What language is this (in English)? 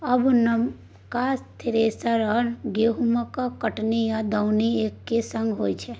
Maithili